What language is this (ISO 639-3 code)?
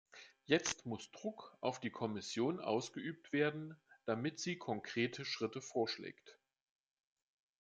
deu